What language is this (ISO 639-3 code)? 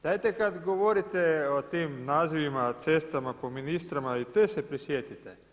hrv